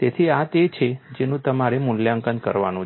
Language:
Gujarati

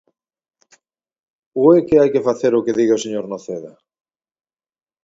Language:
Galician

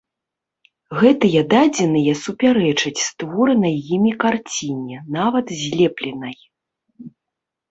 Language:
Belarusian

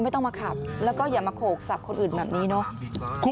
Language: Thai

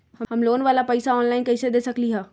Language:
Magahi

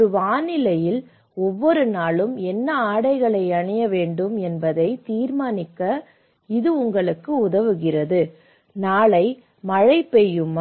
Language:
Tamil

